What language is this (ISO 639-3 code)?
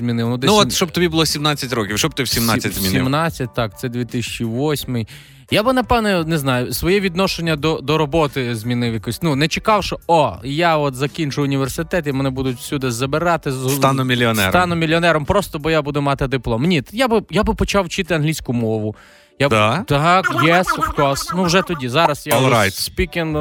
ukr